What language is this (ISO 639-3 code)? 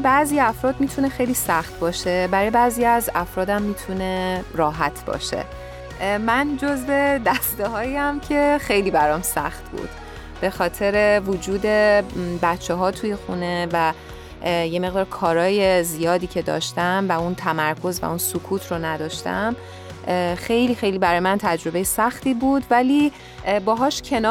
fas